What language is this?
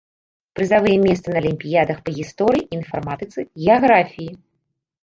Belarusian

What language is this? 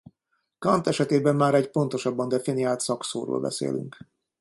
Hungarian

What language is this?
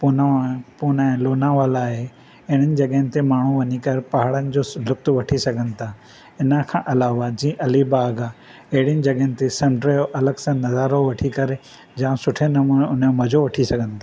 Sindhi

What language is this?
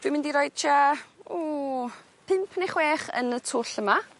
Welsh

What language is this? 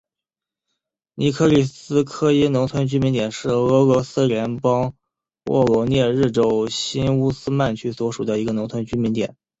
Chinese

